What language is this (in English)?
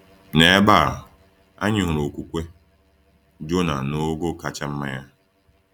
Igbo